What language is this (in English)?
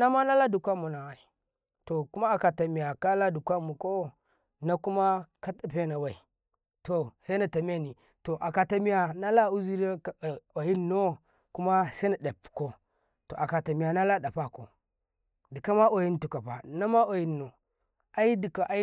Karekare